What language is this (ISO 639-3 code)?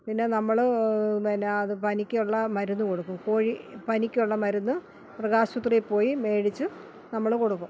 mal